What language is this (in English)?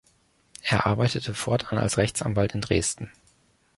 German